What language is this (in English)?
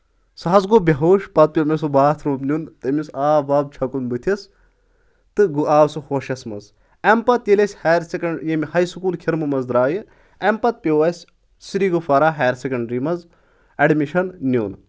Kashmiri